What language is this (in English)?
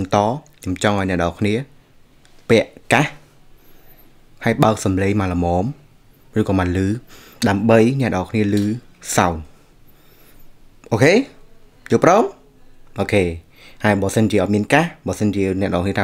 Vietnamese